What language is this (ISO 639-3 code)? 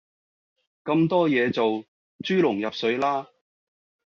yue